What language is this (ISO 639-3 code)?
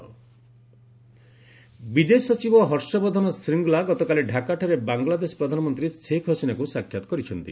ori